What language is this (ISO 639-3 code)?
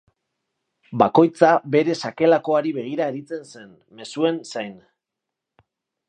eus